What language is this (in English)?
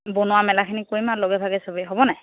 Assamese